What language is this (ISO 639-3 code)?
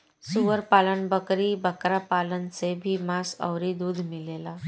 bho